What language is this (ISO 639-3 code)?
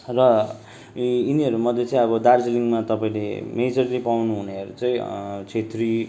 nep